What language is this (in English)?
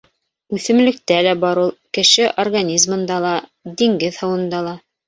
Bashkir